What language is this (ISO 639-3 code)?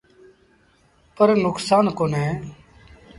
sbn